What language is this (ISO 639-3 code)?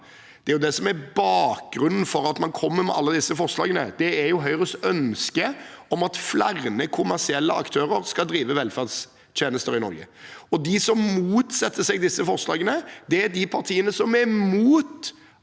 nor